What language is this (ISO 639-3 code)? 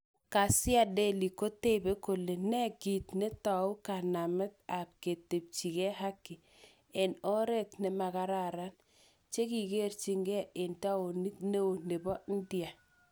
kln